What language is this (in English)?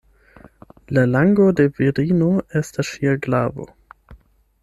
Esperanto